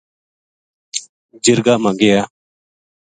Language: Gujari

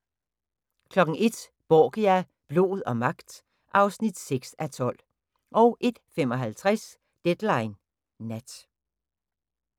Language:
Danish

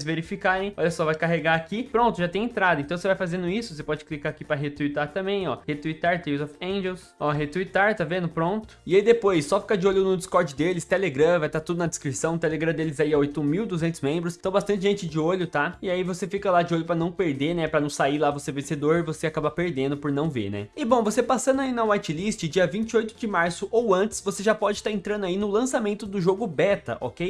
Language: Portuguese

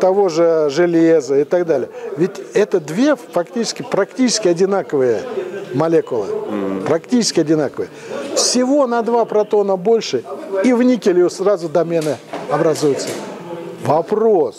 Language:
Russian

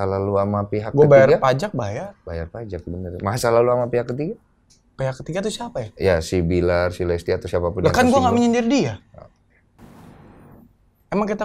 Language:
Indonesian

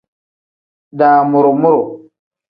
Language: Tem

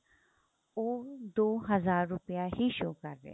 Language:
Punjabi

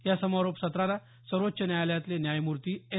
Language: Marathi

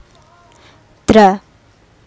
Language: Javanese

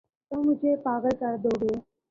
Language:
Urdu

